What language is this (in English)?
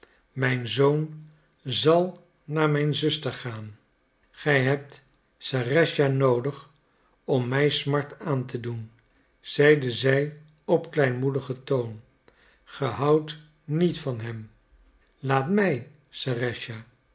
Dutch